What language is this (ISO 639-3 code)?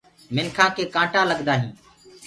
ggg